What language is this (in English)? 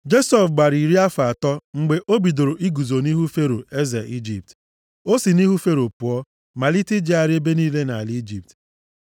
Igbo